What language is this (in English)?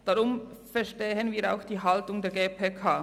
Swiss German